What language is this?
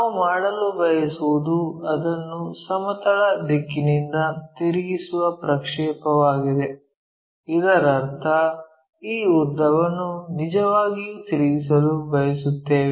Kannada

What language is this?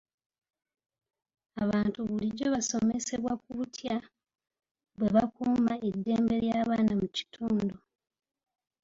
Ganda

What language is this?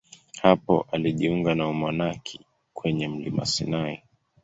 Swahili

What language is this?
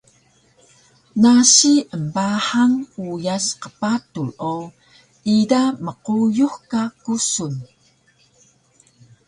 Taroko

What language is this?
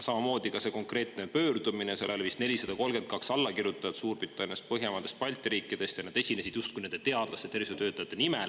Estonian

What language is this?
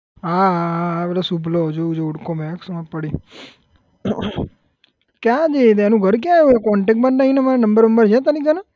Gujarati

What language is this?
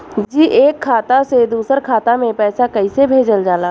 Bhojpuri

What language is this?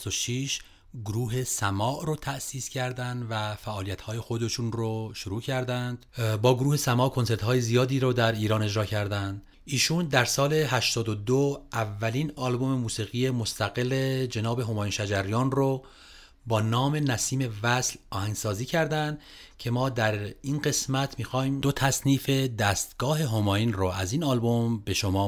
Persian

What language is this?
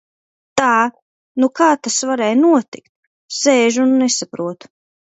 Latvian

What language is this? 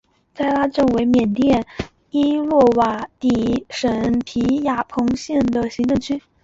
Chinese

